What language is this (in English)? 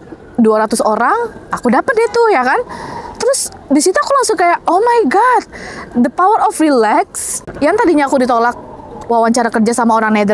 Indonesian